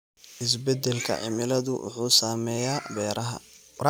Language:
Somali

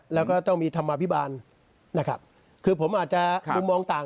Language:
Thai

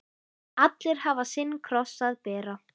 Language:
Icelandic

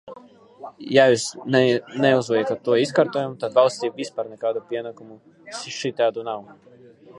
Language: Latvian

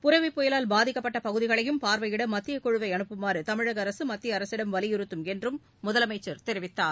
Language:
Tamil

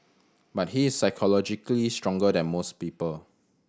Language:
English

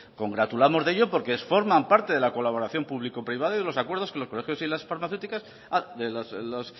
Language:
Spanish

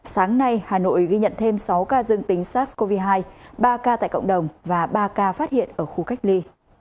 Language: Vietnamese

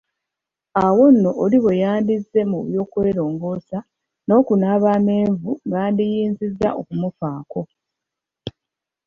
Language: Ganda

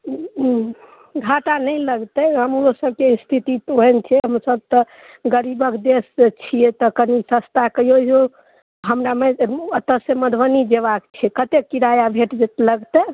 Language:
Maithili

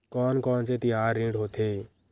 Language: Chhattisgarhi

